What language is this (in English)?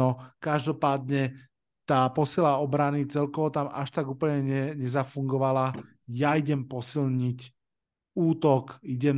Slovak